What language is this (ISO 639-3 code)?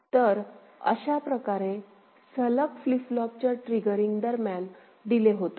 mar